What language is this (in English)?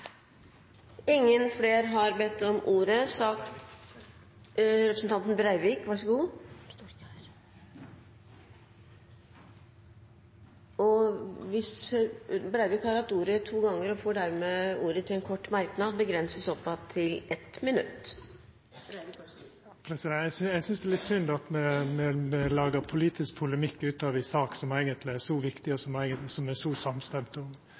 Norwegian